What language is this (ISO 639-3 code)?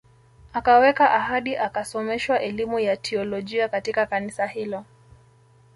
swa